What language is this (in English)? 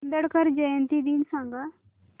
Marathi